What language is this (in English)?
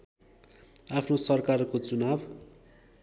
Nepali